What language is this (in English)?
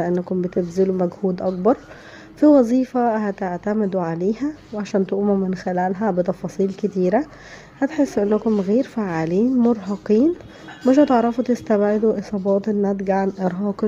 Arabic